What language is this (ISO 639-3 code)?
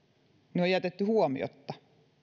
fin